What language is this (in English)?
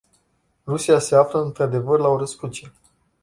Romanian